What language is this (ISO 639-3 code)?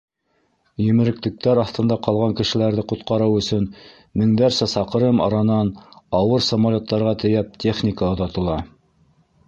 bak